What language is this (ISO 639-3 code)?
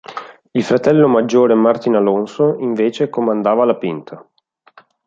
ita